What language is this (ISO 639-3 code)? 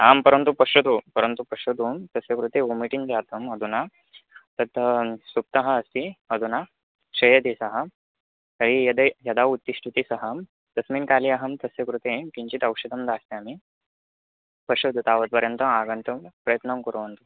san